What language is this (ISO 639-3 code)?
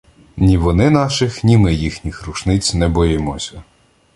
ukr